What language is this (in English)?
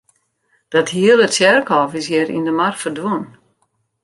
Western Frisian